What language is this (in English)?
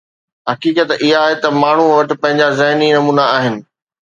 Sindhi